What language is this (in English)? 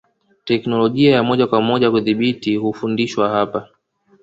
Swahili